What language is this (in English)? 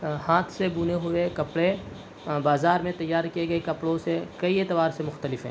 Urdu